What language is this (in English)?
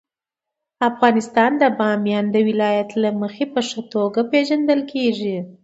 Pashto